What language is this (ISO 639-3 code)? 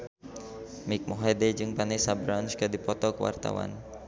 sun